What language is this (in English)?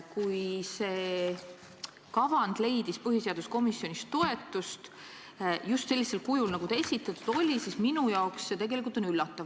Estonian